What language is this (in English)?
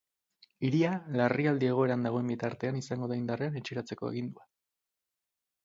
Basque